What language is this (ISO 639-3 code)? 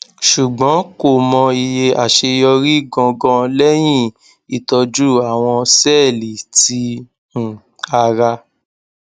yor